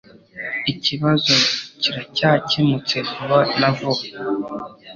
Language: Kinyarwanda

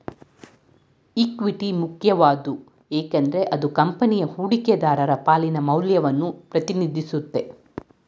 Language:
Kannada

